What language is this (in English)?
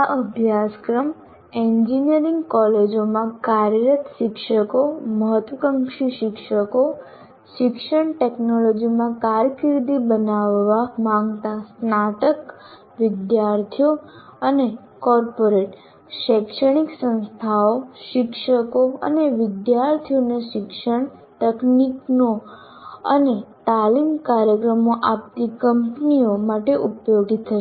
Gujarati